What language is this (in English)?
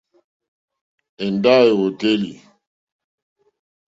Mokpwe